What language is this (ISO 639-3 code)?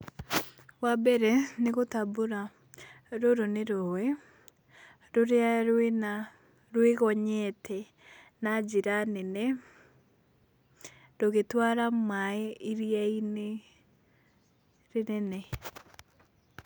kik